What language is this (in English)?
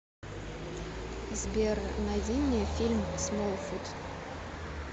Russian